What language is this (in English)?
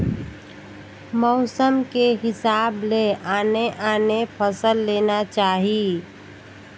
Chhattisgarhi